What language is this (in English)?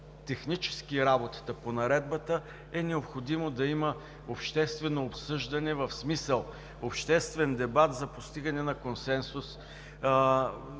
Bulgarian